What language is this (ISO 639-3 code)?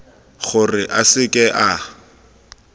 tsn